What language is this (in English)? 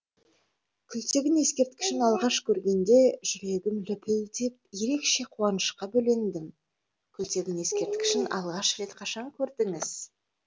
Kazakh